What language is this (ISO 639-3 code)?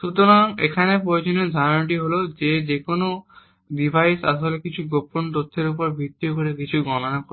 ben